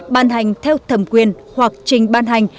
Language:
Vietnamese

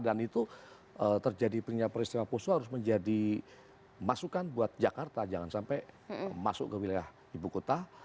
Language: Indonesian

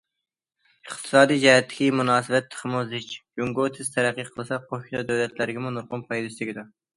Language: Uyghur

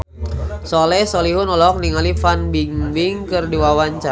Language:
Sundanese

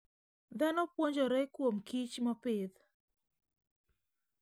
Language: Luo (Kenya and Tanzania)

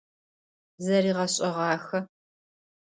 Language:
Adyghe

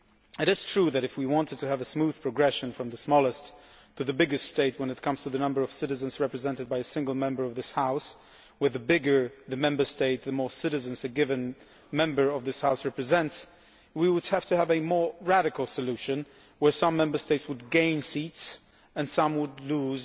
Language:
English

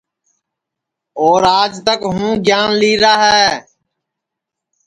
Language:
Sansi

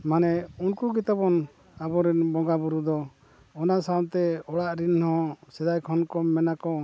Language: Santali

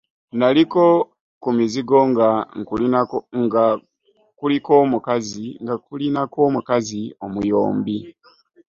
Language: Ganda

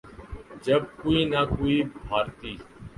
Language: Urdu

